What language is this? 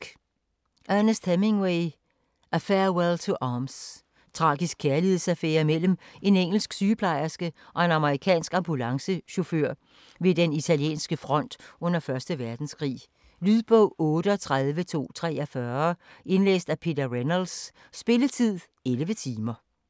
Danish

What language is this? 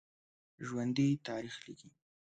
Pashto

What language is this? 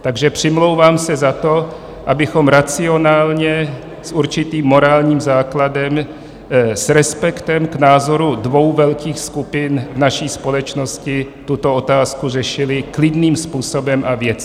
Czech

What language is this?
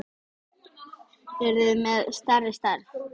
Icelandic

